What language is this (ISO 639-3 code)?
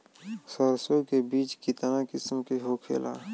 bho